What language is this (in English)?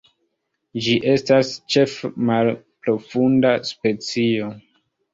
Esperanto